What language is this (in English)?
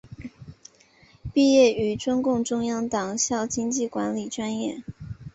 Chinese